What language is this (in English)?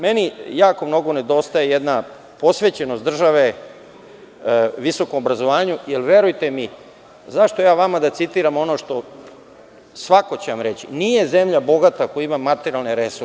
Serbian